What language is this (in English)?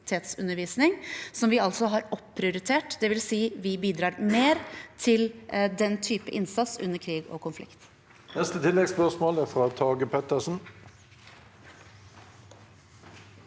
Norwegian